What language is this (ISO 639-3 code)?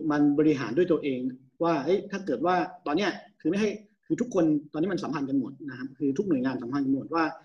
tha